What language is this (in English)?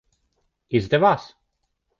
Latvian